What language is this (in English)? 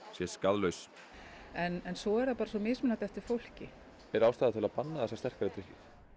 Icelandic